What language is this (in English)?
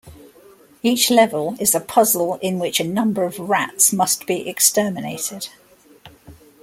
English